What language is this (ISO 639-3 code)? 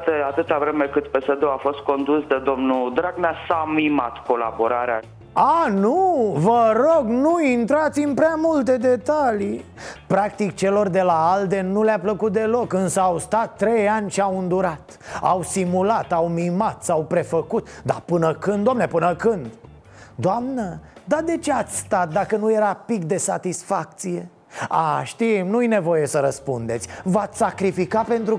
ron